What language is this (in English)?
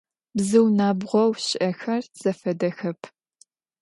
Adyghe